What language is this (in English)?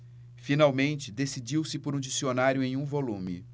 Portuguese